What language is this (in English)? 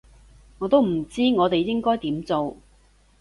Cantonese